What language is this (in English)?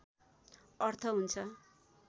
Nepali